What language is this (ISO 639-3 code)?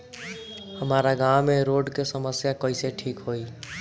bho